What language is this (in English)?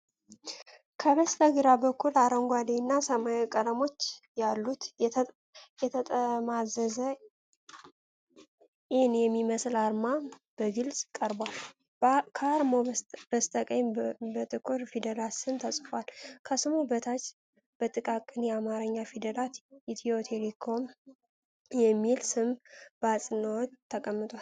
Amharic